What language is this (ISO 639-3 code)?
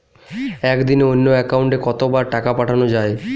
ben